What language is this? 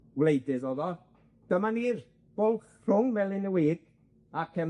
Welsh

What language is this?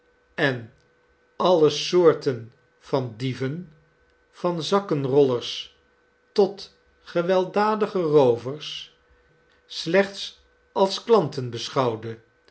Dutch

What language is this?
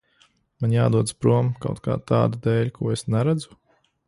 Latvian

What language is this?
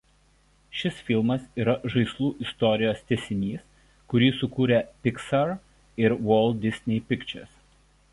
Lithuanian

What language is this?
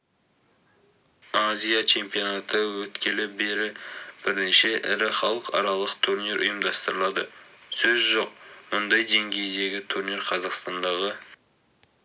Kazakh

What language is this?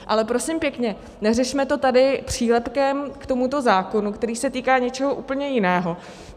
Czech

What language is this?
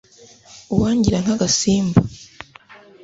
Kinyarwanda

